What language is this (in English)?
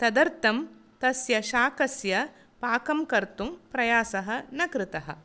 Sanskrit